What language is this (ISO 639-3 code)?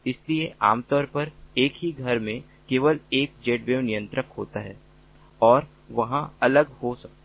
hin